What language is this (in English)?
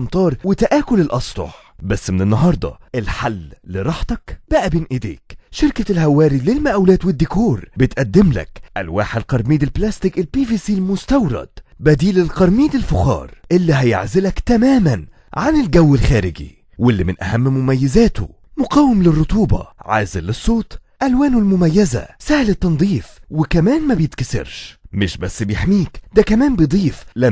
Arabic